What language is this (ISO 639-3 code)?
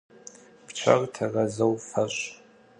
ady